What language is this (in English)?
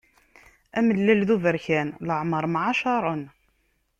Kabyle